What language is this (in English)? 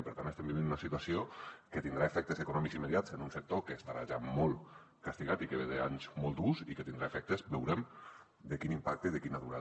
Catalan